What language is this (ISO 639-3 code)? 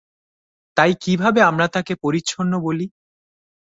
ben